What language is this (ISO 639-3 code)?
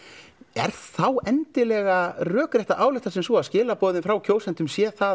isl